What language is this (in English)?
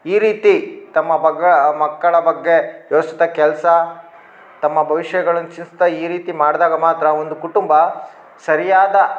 Kannada